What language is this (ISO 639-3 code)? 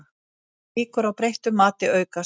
isl